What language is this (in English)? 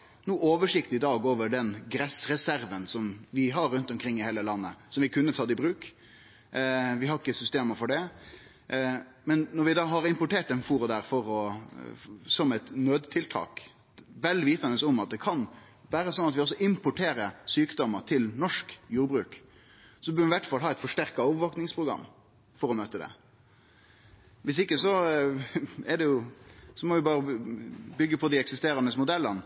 Norwegian Nynorsk